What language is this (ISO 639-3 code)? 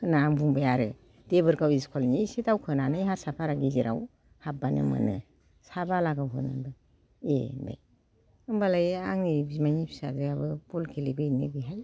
brx